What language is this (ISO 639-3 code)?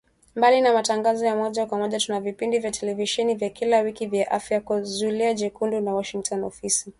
swa